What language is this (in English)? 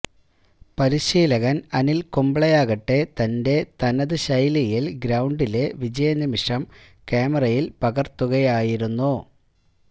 Malayalam